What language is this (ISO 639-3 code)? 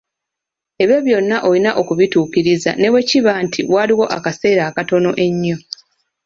lug